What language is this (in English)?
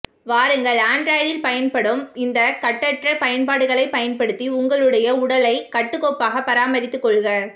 Tamil